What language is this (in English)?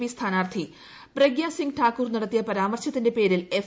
Malayalam